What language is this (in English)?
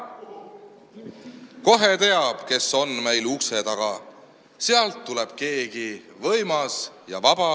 Estonian